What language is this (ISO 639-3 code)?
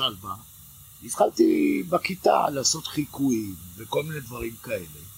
heb